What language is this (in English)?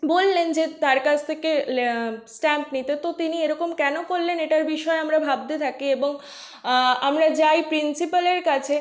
Bangla